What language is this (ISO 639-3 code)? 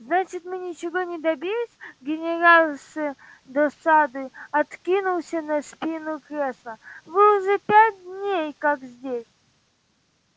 rus